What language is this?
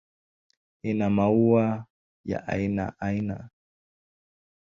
Swahili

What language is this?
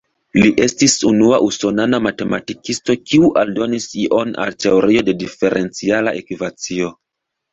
Esperanto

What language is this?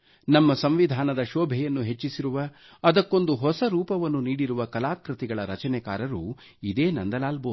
Kannada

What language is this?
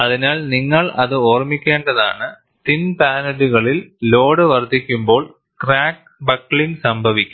Malayalam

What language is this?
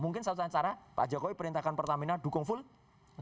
Indonesian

